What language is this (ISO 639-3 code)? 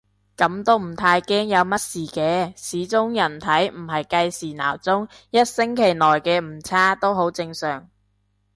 yue